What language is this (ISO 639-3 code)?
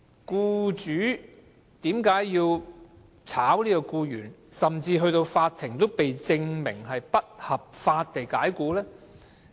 yue